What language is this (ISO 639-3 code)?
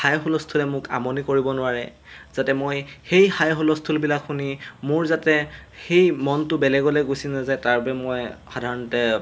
asm